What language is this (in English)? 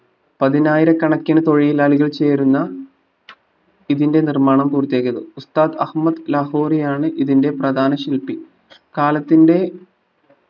Malayalam